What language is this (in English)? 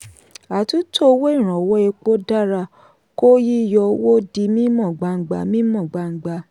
Yoruba